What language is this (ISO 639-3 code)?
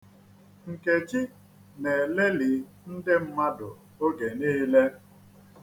ibo